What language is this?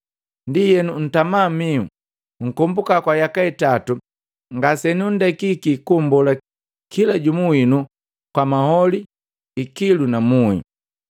Matengo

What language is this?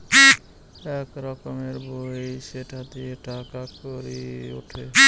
Bangla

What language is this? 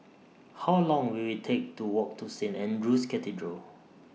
English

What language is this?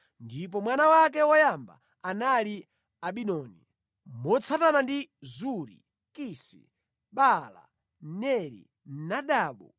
Nyanja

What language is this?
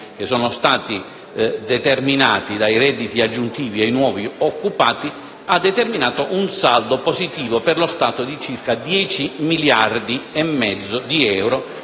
Italian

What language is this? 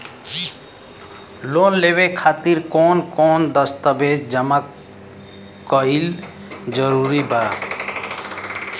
Bhojpuri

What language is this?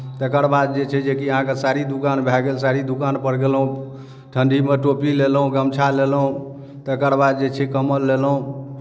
Maithili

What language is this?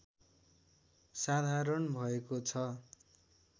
Nepali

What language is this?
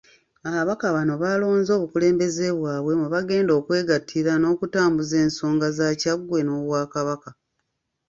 Ganda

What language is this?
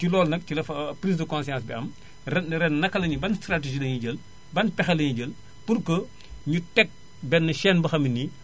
Wolof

